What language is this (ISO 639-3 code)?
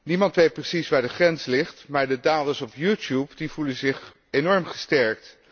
nld